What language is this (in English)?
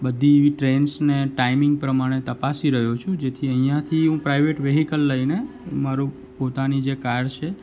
Gujarati